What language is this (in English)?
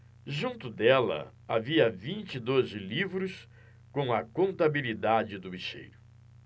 Portuguese